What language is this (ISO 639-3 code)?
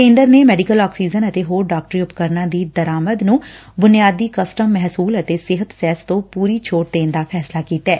pan